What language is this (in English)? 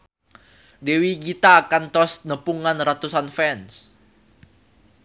Sundanese